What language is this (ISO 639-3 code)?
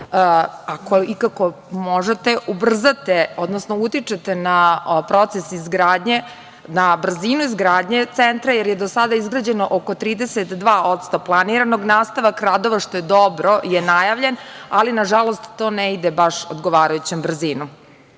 srp